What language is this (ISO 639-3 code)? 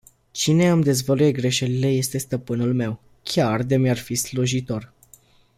ron